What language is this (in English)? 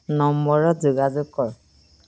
Assamese